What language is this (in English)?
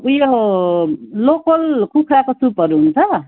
Nepali